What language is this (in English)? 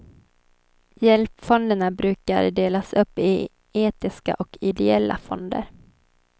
Swedish